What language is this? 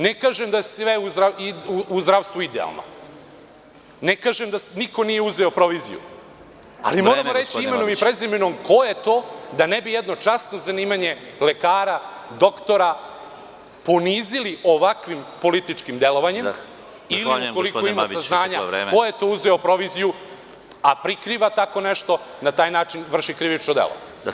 Serbian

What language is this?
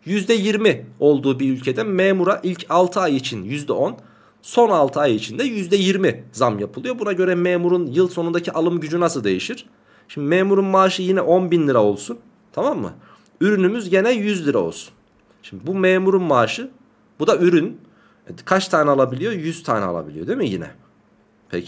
Turkish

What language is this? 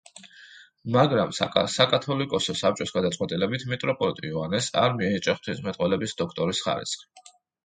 Georgian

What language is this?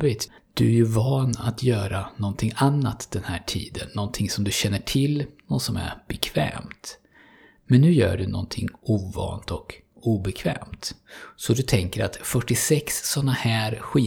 Swedish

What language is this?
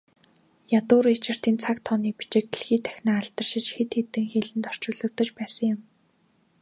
Mongolian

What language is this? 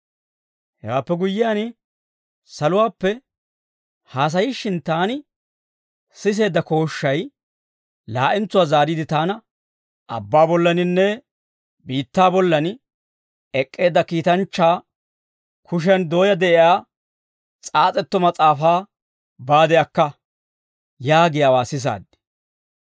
Dawro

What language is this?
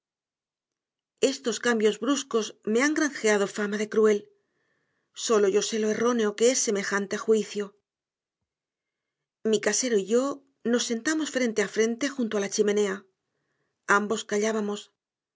Spanish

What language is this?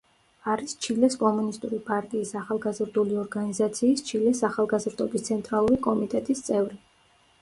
Georgian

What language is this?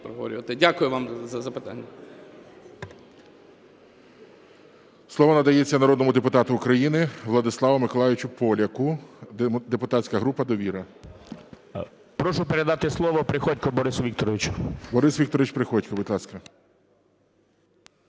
Ukrainian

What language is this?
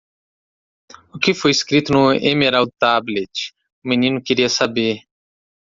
Portuguese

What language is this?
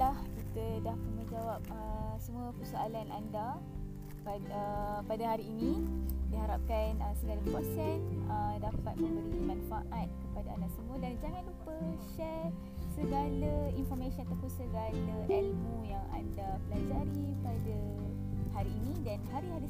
Malay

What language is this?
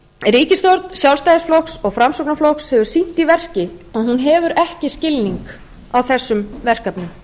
Icelandic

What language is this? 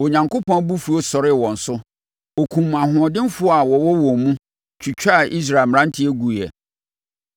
Akan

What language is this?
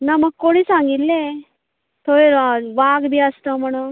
Konkani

